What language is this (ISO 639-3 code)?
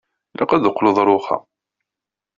kab